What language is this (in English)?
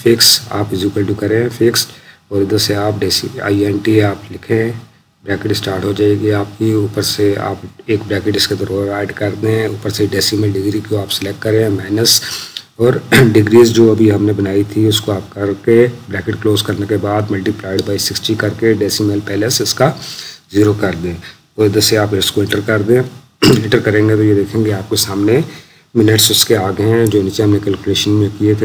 Hindi